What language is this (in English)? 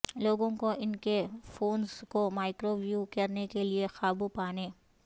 Urdu